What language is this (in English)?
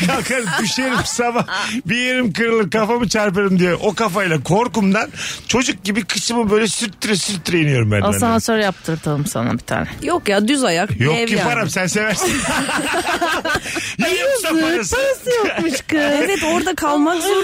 Turkish